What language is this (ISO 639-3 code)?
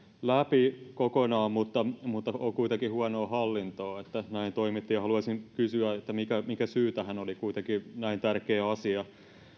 fin